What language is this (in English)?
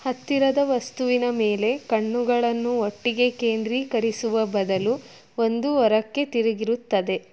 Kannada